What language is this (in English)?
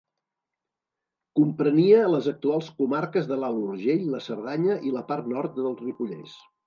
Catalan